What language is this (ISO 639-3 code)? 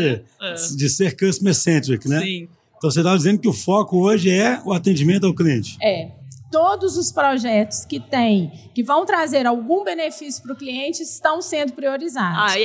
por